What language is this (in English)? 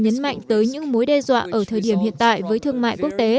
Vietnamese